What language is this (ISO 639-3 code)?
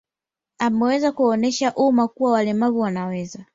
swa